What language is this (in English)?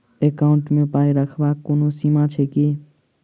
Maithili